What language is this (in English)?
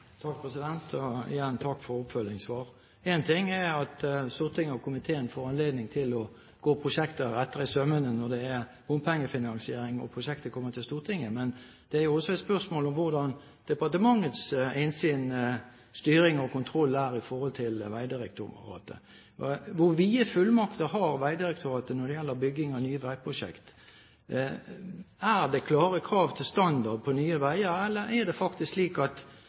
Norwegian